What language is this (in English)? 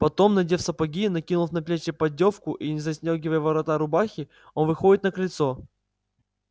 Russian